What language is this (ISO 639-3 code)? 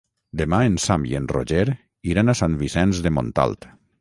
cat